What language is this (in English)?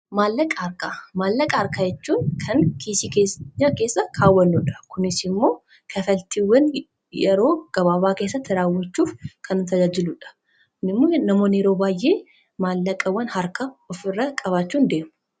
Oromo